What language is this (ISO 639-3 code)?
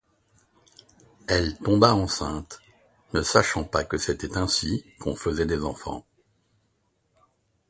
fra